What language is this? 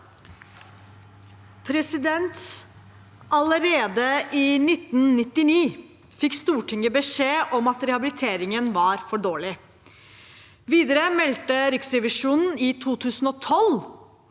Norwegian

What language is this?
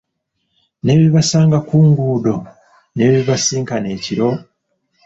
Ganda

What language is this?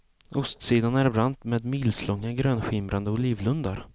Swedish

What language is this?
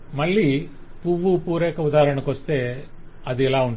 Telugu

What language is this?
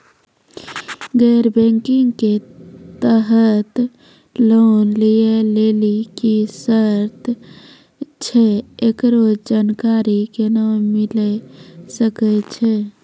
Maithili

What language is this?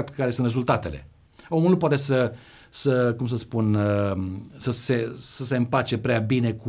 Romanian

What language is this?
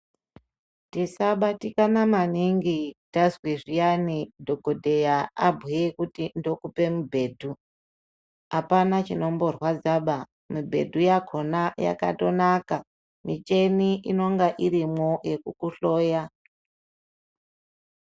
Ndau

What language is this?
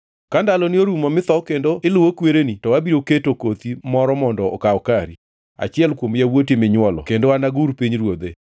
Luo (Kenya and Tanzania)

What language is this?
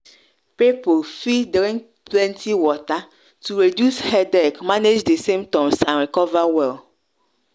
Nigerian Pidgin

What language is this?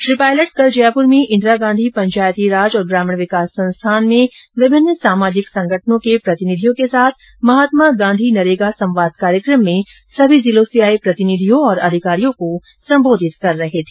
Hindi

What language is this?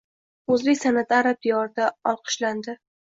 Uzbek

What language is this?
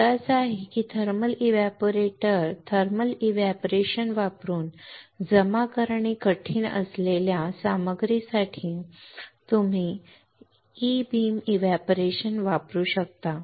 Marathi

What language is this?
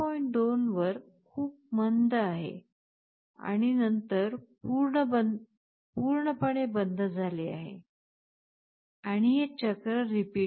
Marathi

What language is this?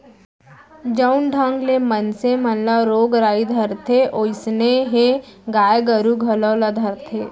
Chhattisgarhi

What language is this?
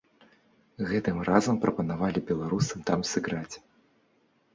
Belarusian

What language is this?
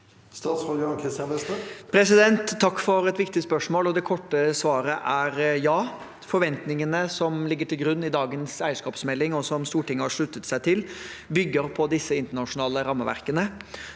Norwegian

